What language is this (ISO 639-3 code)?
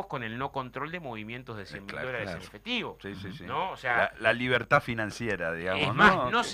spa